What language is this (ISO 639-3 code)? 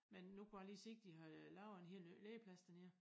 dan